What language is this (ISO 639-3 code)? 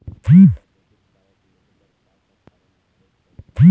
hne